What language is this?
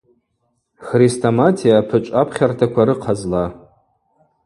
Abaza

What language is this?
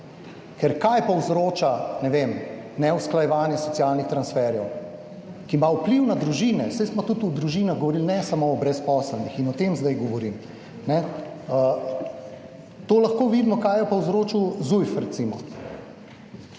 Slovenian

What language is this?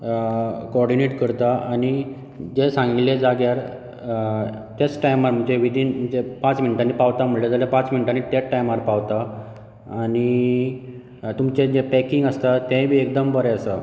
Konkani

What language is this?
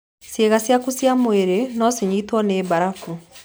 Kikuyu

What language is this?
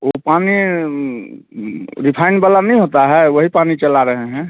Hindi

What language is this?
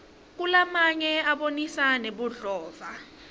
Swati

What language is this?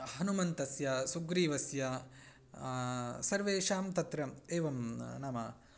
Sanskrit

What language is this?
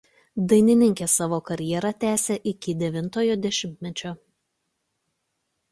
Lithuanian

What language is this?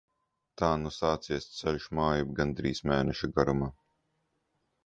Latvian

